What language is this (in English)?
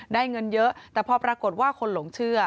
Thai